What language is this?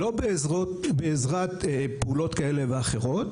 Hebrew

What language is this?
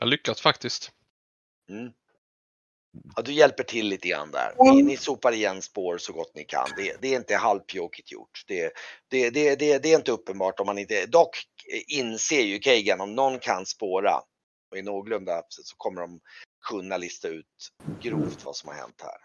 Swedish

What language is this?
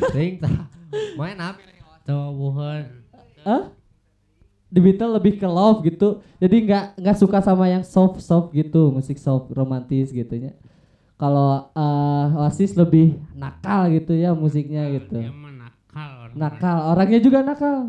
Indonesian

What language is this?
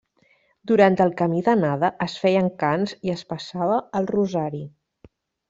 Catalan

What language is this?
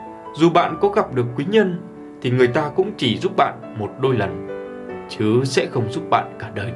Vietnamese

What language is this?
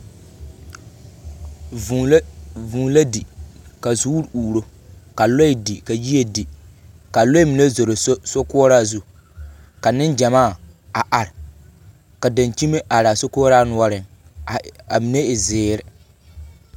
Southern Dagaare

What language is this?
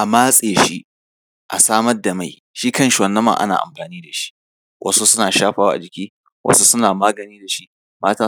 Hausa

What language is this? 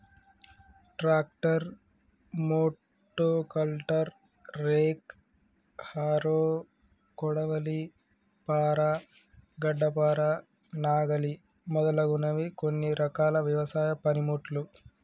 Telugu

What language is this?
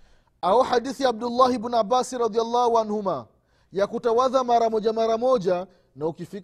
Swahili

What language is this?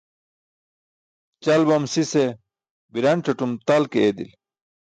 Burushaski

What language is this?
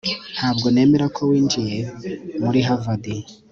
Kinyarwanda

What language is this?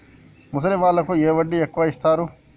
Telugu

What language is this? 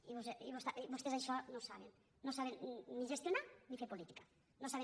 Catalan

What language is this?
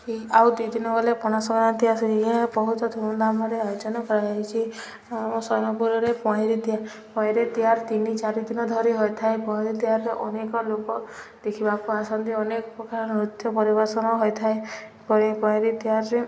Odia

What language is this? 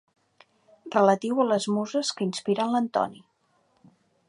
Catalan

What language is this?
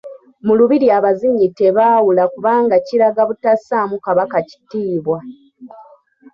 Ganda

